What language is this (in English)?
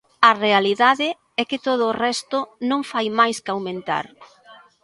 Galician